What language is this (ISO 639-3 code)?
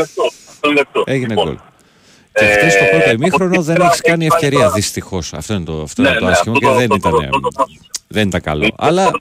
ell